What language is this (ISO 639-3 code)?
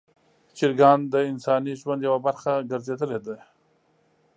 pus